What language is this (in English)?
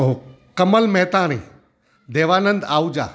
Sindhi